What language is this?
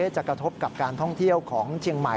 Thai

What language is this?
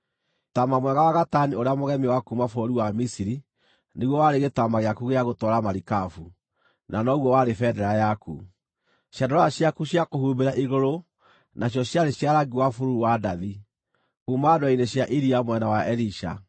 Kikuyu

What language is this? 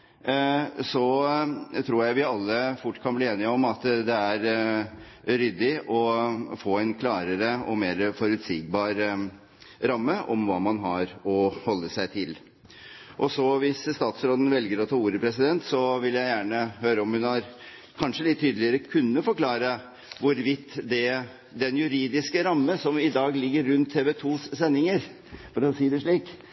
Norwegian Bokmål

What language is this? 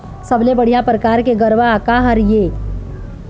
Chhattisgarhi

